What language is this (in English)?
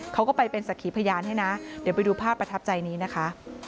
Thai